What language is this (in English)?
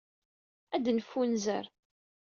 Kabyle